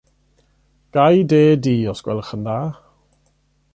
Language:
Welsh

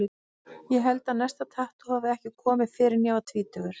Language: Icelandic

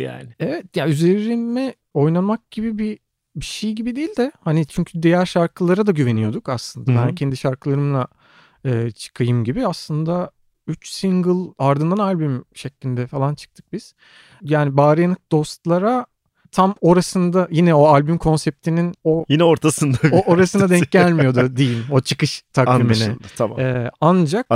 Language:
Turkish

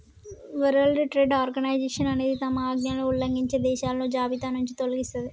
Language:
Telugu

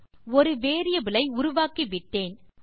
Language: Tamil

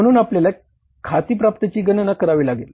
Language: Marathi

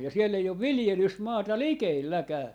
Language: Finnish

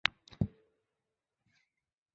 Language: Chinese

